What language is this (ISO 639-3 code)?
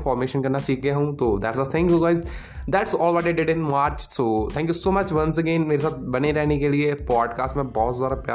hin